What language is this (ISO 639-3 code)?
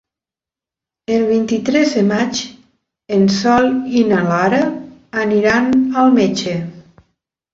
cat